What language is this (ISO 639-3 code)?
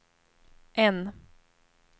swe